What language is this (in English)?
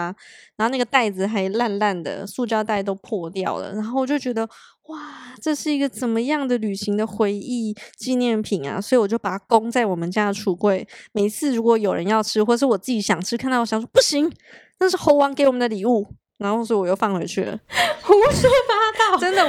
Chinese